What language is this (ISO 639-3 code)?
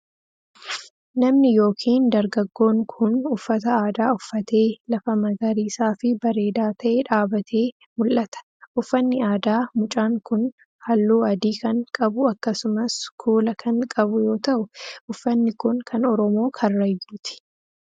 orm